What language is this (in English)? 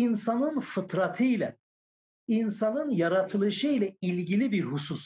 Turkish